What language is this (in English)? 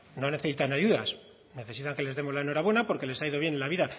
Spanish